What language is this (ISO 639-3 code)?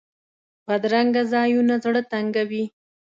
pus